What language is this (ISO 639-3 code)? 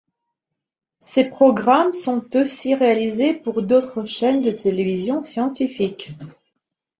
fra